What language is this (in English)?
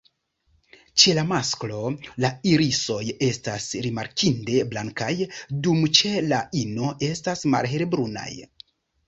Esperanto